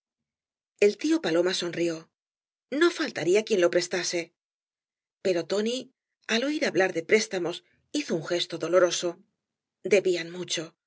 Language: Spanish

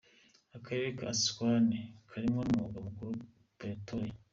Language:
Kinyarwanda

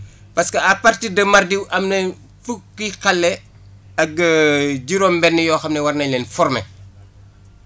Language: Wolof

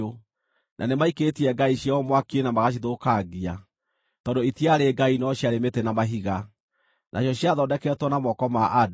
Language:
Kikuyu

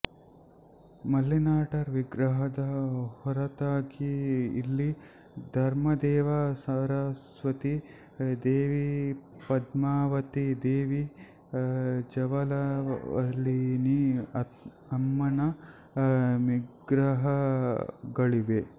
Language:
Kannada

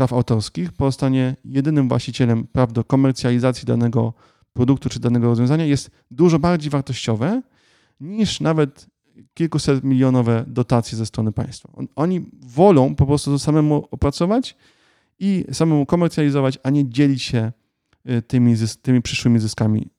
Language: Polish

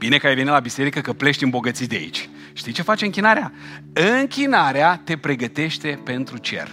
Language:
Romanian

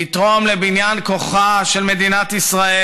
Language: Hebrew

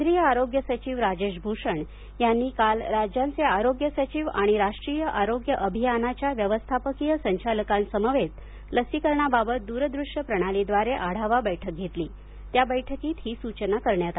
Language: Marathi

